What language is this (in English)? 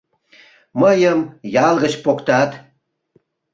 Mari